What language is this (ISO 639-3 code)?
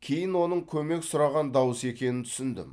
kaz